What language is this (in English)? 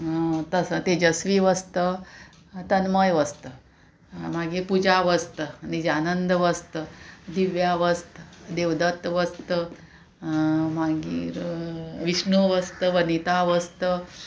Konkani